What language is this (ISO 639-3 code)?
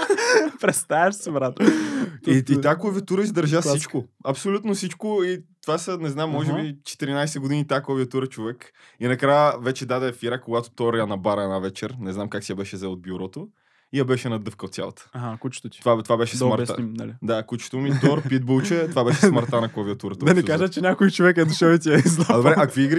bul